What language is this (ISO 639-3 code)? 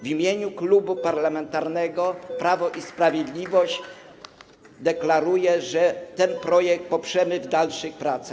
pol